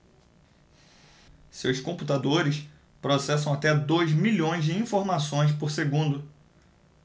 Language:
Portuguese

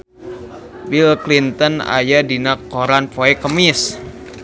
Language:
Sundanese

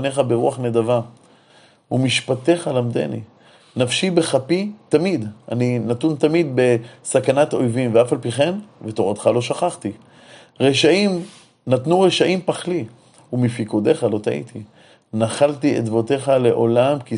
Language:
Hebrew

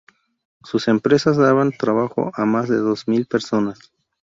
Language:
Spanish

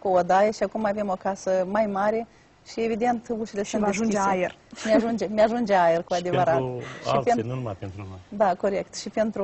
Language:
Romanian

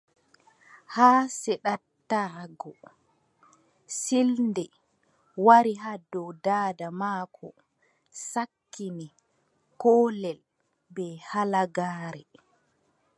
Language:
Adamawa Fulfulde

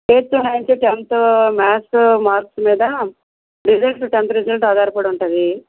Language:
Telugu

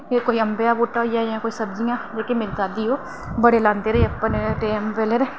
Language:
Dogri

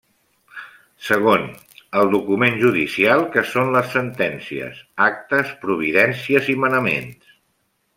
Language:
Catalan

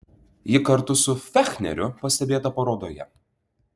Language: Lithuanian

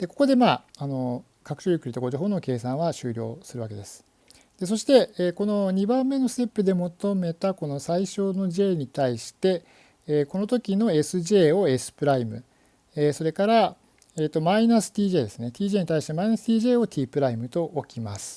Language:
Japanese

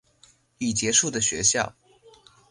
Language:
Chinese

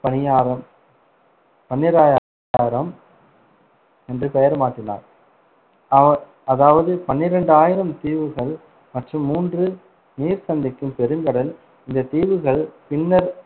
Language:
Tamil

